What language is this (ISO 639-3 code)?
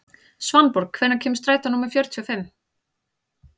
isl